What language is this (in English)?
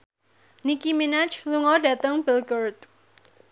Javanese